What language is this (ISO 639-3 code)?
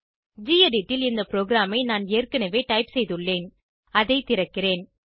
tam